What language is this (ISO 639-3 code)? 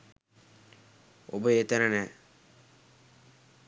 sin